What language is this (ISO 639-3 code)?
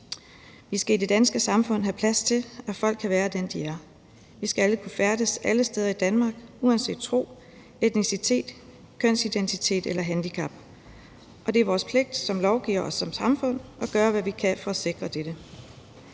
dan